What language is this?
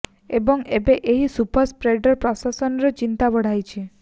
Odia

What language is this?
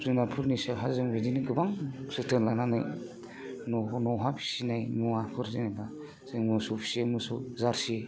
Bodo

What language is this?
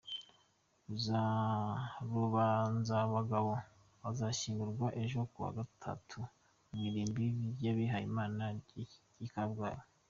Kinyarwanda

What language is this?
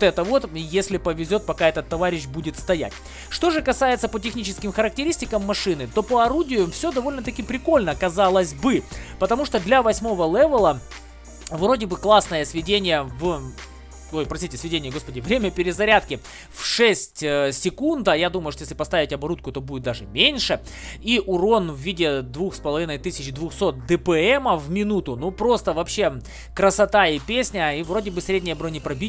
Russian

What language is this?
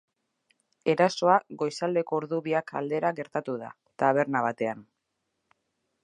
Basque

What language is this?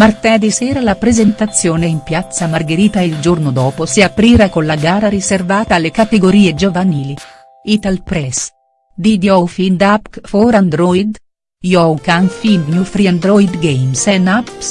Italian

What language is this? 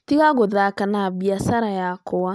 Kikuyu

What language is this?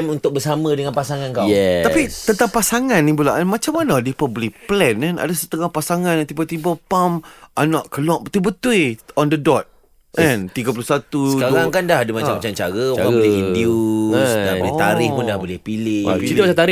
Malay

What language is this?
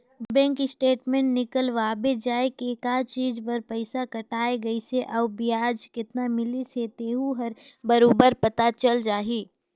Chhattisgarhi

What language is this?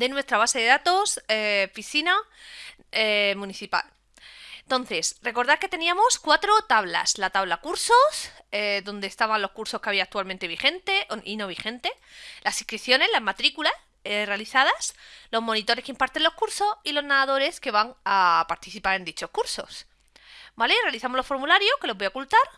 Spanish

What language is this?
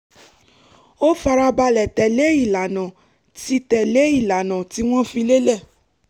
Yoruba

